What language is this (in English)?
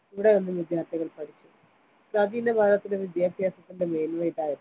Malayalam